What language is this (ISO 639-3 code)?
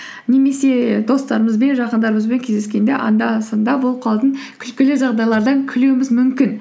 kaz